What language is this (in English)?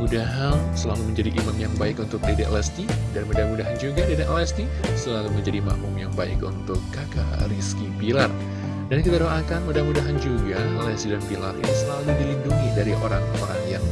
Indonesian